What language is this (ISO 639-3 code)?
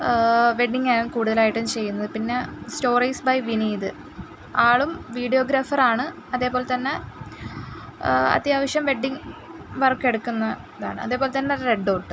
mal